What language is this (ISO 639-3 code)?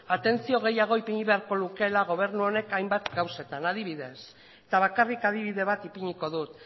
eus